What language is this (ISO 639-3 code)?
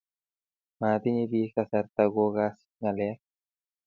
kln